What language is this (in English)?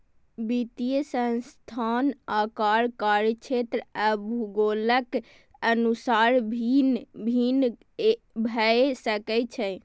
Maithili